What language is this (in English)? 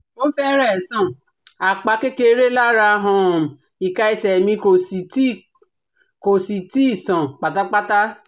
Yoruba